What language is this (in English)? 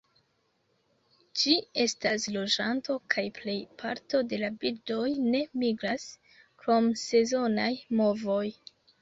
Esperanto